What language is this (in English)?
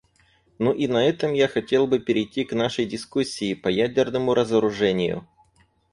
Russian